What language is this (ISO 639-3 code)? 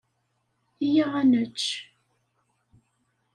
kab